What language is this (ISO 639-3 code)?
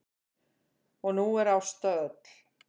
isl